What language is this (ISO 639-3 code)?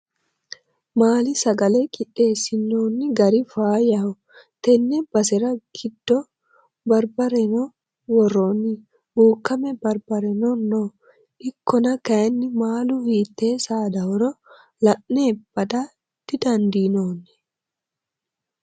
sid